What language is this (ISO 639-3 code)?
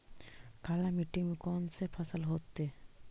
mag